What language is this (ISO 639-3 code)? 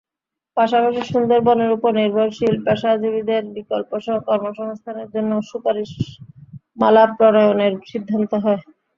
ben